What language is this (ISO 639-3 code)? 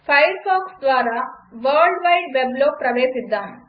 tel